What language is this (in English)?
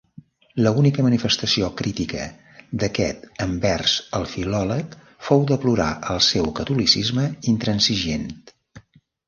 Catalan